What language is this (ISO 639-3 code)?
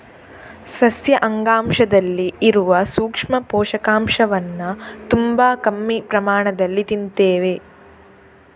kan